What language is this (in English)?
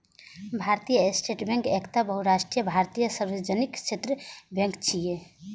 Maithili